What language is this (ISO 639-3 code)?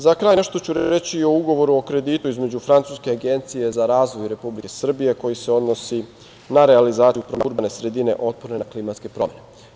srp